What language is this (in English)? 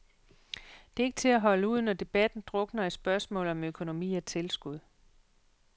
Danish